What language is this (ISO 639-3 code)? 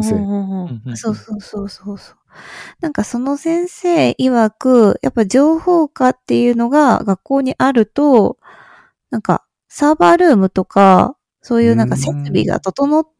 jpn